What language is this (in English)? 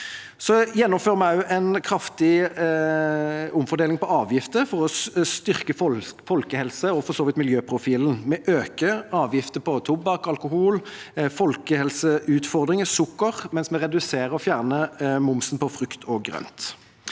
Norwegian